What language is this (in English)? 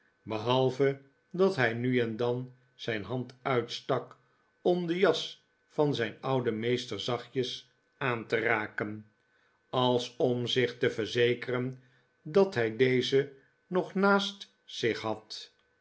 Dutch